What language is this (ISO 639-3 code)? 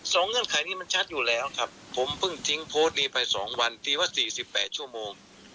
tha